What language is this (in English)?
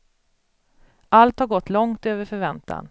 Swedish